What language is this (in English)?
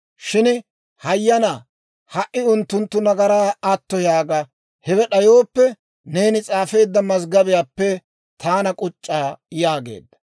Dawro